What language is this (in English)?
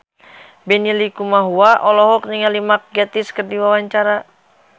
Sundanese